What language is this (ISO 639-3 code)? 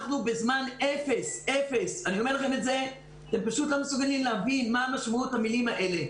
heb